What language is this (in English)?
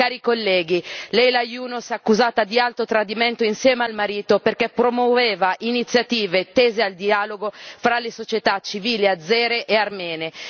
Italian